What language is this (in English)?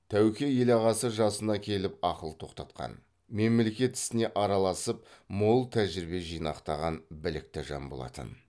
Kazakh